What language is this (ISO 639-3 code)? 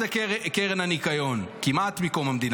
heb